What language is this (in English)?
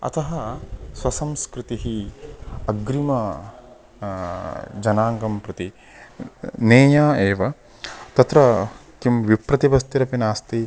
Sanskrit